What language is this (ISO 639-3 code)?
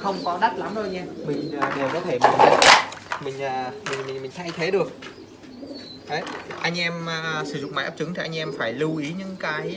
vie